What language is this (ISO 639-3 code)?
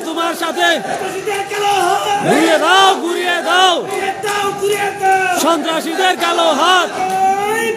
ara